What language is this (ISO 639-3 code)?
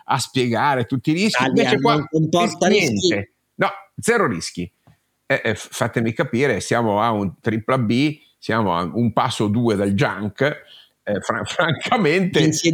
ita